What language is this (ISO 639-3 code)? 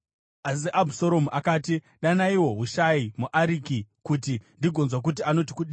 sna